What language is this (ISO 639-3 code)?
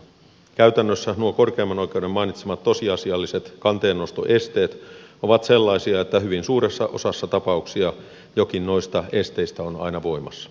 fin